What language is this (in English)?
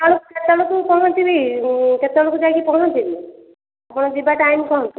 Odia